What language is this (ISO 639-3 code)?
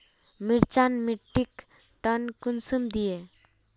mag